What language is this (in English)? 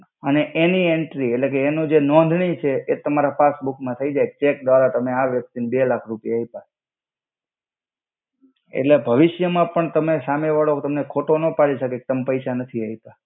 Gujarati